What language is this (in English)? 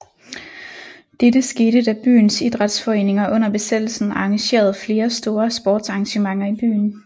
Danish